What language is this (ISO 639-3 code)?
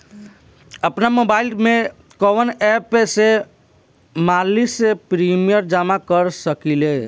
bho